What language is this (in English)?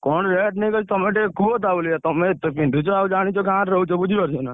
Odia